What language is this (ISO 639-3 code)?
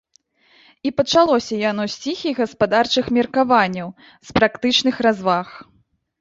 bel